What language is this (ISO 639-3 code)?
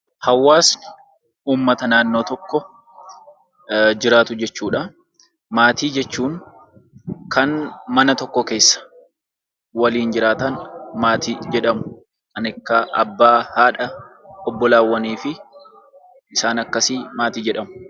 orm